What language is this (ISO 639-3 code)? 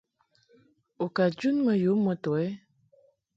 mhk